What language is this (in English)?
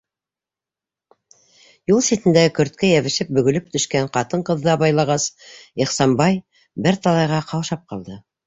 Bashkir